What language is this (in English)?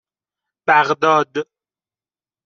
Persian